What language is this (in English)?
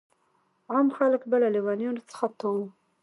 Pashto